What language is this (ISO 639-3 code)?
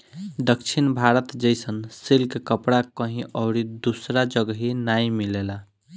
bho